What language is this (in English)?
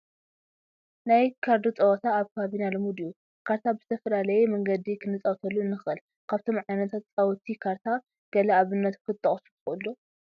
Tigrinya